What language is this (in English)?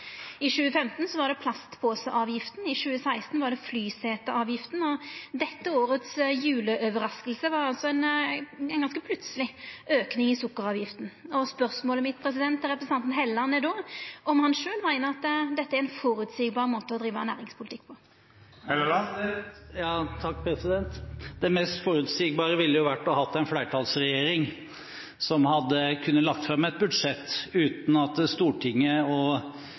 Norwegian